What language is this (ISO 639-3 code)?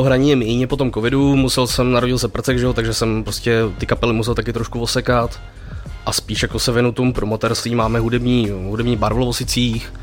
ces